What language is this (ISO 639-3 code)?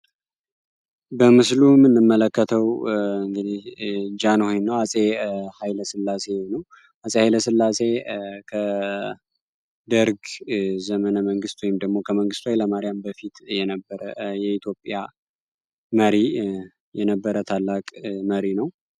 amh